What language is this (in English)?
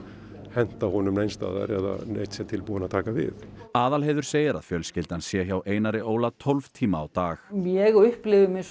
Icelandic